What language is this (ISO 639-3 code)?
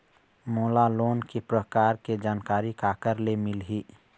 hne